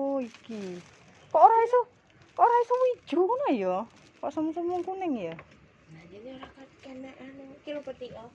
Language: Indonesian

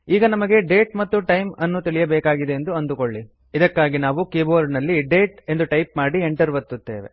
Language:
Kannada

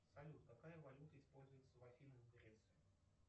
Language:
Russian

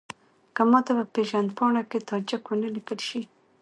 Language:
Pashto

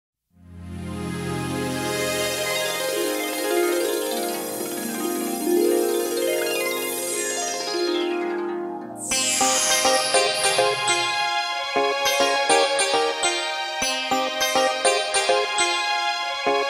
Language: Punjabi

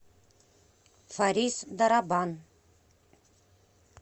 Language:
Russian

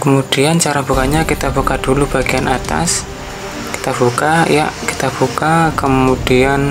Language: Indonesian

